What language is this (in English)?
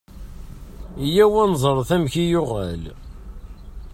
Kabyle